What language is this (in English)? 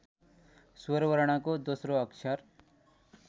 Nepali